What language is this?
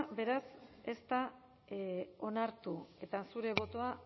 Basque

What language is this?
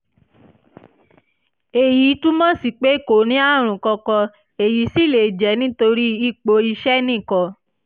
Yoruba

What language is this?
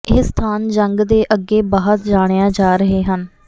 Punjabi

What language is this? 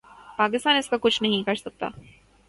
Urdu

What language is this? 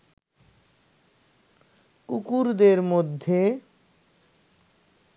Bangla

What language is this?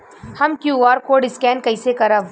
Bhojpuri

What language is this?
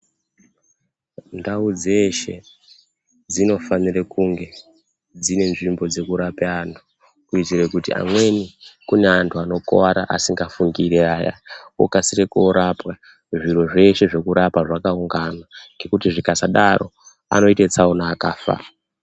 Ndau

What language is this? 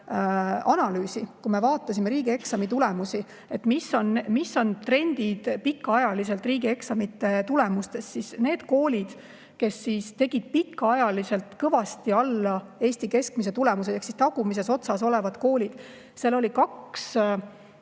Estonian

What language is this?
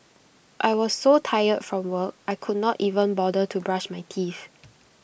English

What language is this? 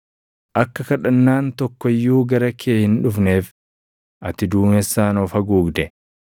Oromo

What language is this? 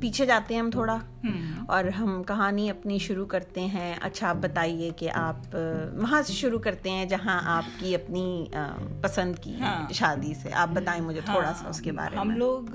Urdu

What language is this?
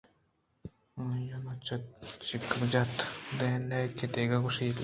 Eastern Balochi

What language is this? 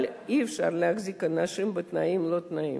Hebrew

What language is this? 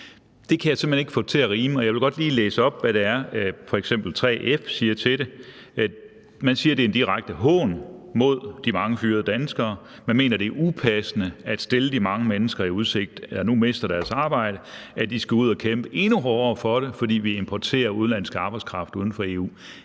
Danish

